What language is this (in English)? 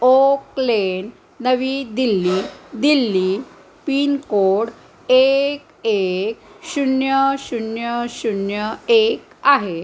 Marathi